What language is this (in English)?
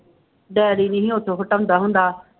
Punjabi